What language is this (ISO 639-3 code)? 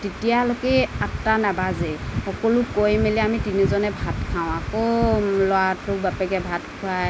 asm